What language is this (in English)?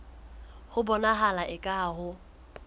Southern Sotho